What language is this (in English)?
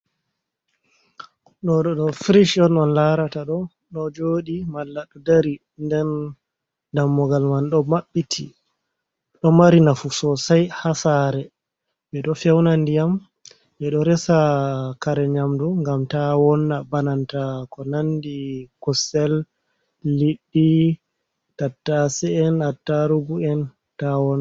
Fula